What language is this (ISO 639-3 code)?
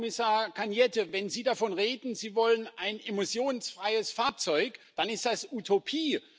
deu